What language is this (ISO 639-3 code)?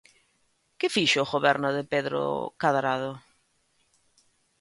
glg